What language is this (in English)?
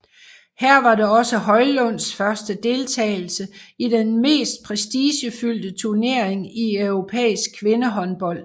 Danish